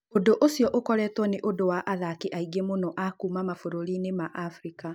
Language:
Kikuyu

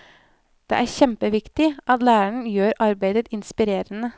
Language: Norwegian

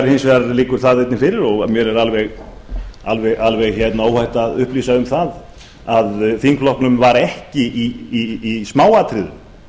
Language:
Icelandic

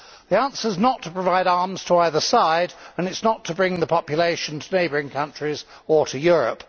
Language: English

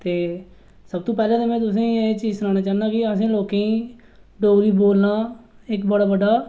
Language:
Dogri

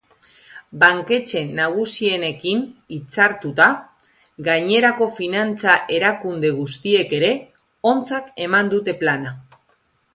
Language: Basque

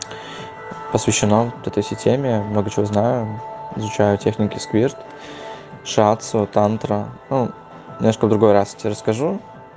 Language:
Russian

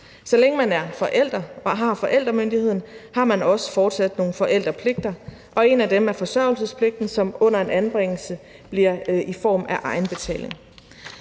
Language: Danish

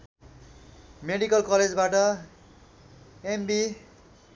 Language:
Nepali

